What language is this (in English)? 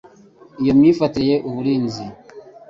Kinyarwanda